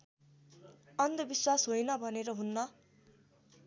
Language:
Nepali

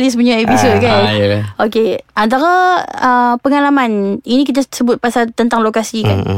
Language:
Malay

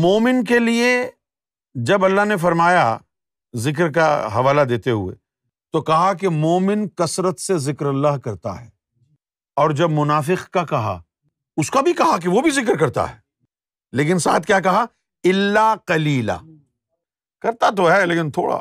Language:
Urdu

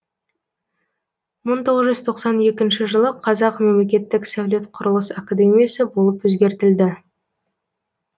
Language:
Kazakh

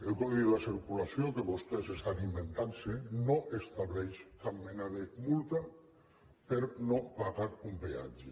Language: Catalan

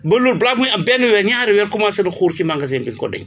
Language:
Wolof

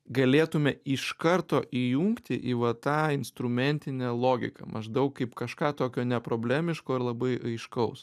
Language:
Lithuanian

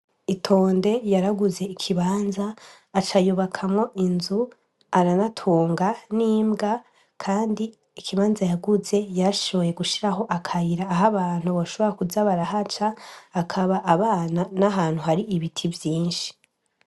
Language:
Rundi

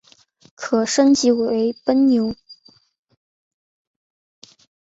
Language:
Chinese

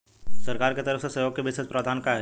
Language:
Bhojpuri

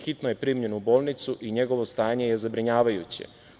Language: Serbian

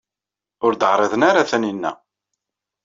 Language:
Kabyle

